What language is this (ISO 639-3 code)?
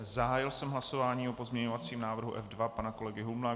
ces